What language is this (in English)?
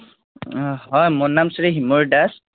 Assamese